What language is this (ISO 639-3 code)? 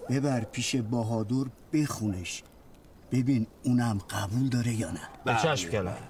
fas